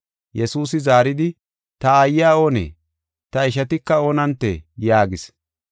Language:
Gofa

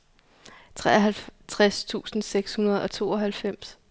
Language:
Danish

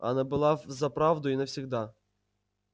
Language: Russian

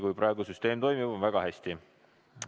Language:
Estonian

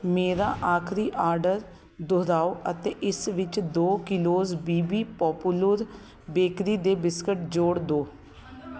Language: Punjabi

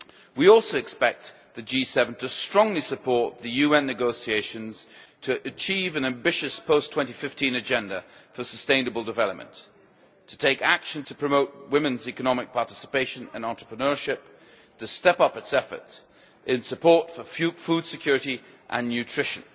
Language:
English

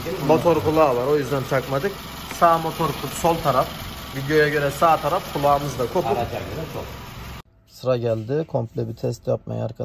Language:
Turkish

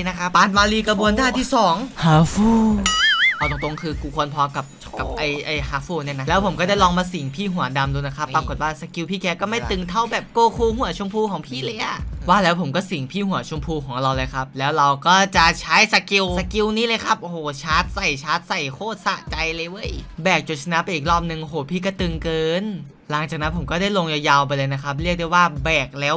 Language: Thai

